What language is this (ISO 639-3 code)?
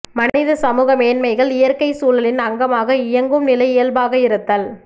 tam